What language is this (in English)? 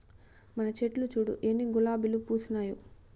Telugu